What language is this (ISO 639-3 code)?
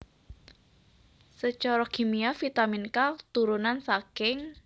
jav